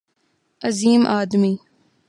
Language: Urdu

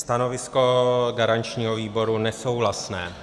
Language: Czech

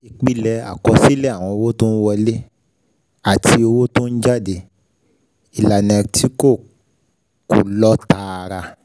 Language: Yoruba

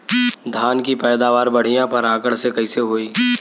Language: Bhojpuri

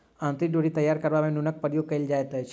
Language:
Maithili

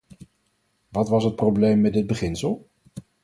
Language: Dutch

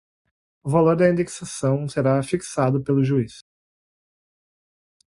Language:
Portuguese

